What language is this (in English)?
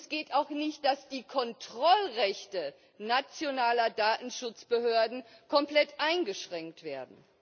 German